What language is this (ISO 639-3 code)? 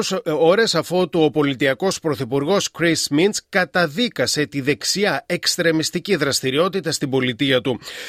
ell